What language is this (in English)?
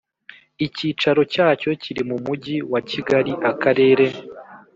Kinyarwanda